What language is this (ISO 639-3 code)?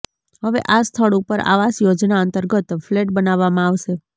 guj